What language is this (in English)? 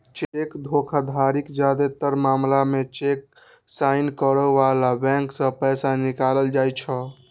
Maithili